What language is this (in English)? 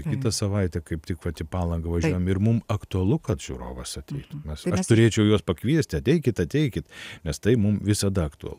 Lithuanian